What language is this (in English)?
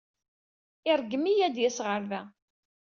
Kabyle